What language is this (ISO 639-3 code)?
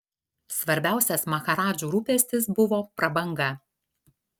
lit